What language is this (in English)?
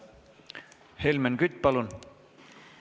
Estonian